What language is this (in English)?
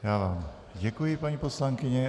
Czech